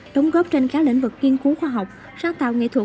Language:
Vietnamese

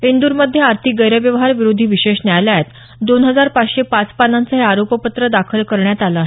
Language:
Marathi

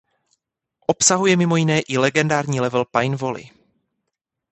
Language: Czech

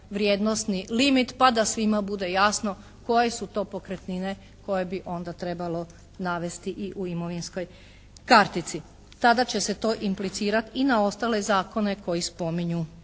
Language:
Croatian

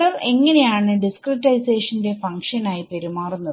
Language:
Malayalam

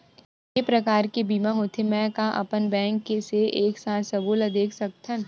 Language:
Chhattisgarhi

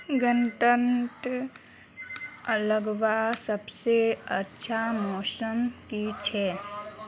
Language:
Magahi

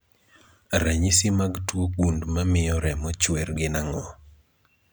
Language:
Luo (Kenya and Tanzania)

